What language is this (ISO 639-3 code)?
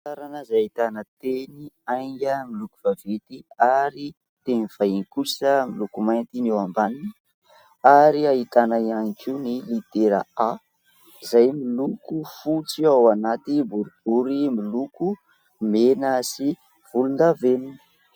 mlg